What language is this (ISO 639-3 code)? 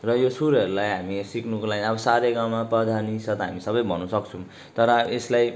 nep